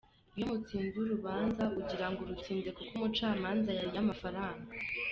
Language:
Kinyarwanda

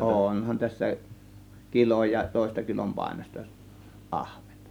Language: Finnish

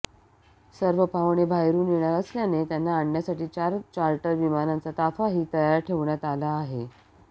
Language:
Marathi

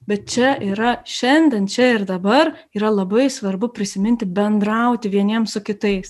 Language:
Lithuanian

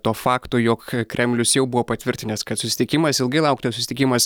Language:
Lithuanian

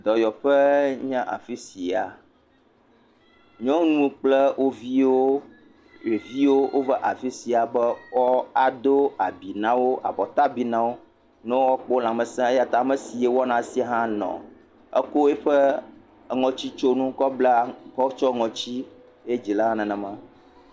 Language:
Ewe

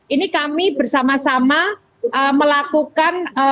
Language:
Indonesian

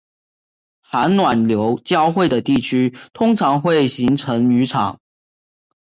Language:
Chinese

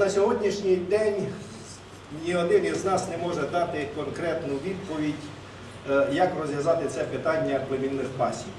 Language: Ukrainian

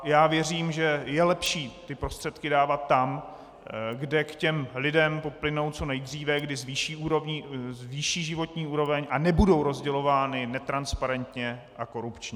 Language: Czech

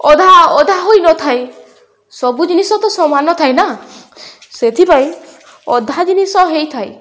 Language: Odia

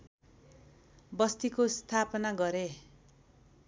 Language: Nepali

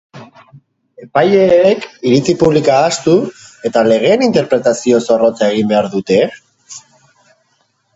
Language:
Basque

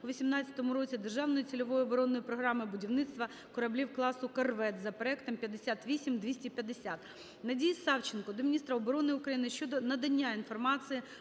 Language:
Ukrainian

